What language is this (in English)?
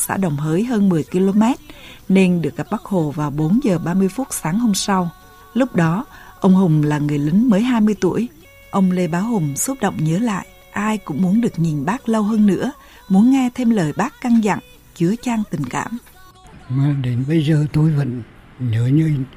Vietnamese